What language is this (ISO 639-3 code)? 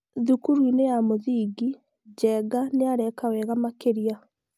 kik